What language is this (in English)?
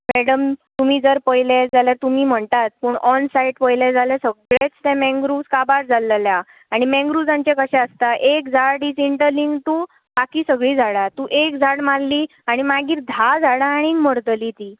Konkani